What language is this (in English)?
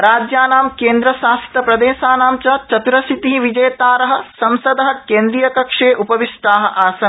Sanskrit